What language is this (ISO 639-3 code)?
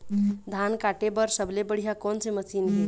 hne